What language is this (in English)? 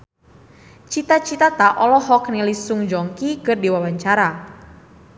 Sundanese